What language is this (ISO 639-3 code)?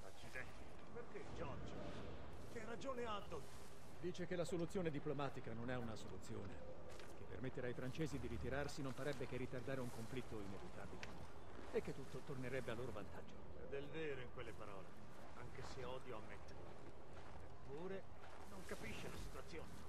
ita